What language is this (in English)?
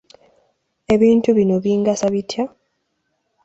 Ganda